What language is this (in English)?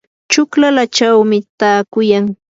Yanahuanca Pasco Quechua